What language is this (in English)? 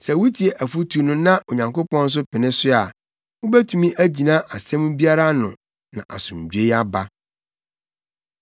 Akan